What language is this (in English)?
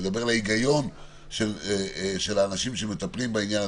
Hebrew